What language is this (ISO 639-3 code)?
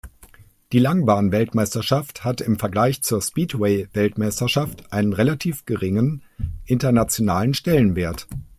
deu